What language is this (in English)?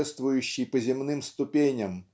Russian